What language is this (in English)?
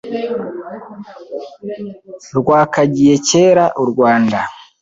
Kinyarwanda